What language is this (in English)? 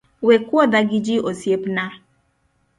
Luo (Kenya and Tanzania)